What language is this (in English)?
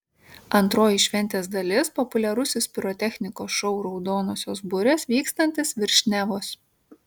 Lithuanian